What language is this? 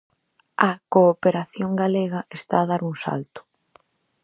Galician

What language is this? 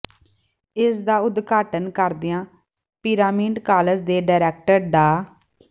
Punjabi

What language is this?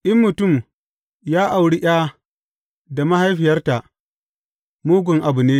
Hausa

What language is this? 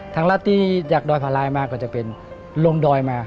Thai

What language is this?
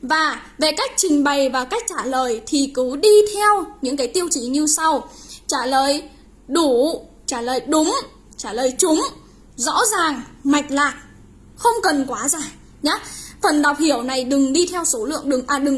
Vietnamese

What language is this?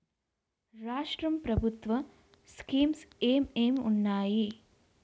Telugu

